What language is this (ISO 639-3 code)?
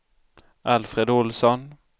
swe